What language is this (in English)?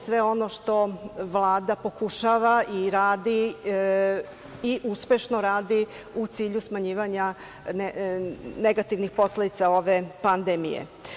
Serbian